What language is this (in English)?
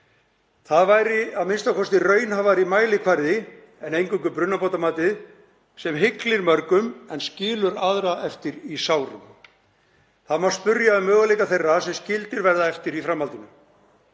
Icelandic